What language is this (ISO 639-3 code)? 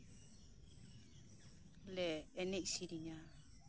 sat